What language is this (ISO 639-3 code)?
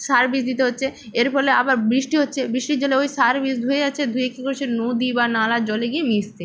ben